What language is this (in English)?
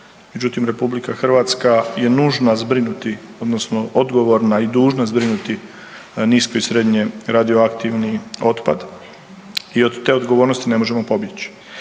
Croatian